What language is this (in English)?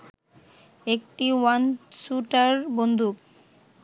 Bangla